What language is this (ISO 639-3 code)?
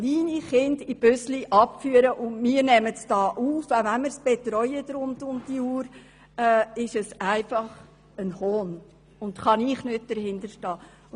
gsw